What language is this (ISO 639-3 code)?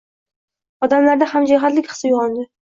uzb